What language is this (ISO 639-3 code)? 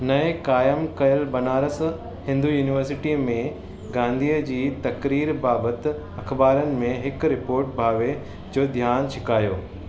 snd